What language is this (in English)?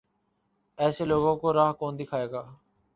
Urdu